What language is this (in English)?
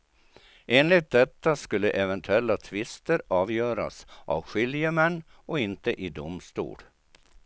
Swedish